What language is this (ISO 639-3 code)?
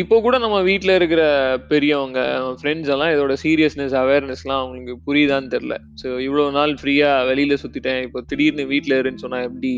tam